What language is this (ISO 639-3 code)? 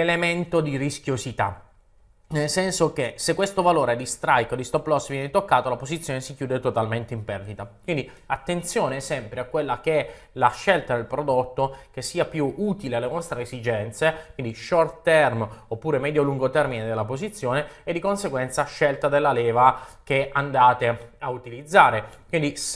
ita